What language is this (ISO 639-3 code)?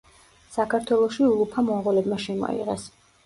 kat